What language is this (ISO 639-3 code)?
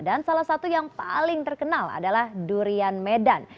ind